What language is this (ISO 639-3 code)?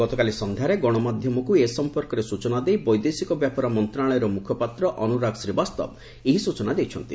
ori